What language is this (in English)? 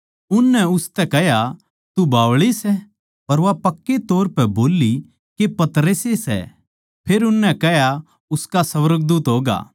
Haryanvi